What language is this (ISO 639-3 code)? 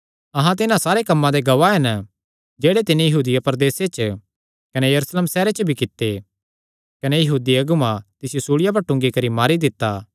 xnr